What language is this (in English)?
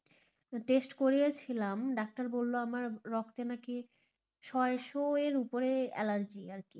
Bangla